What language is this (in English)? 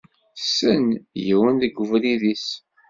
Kabyle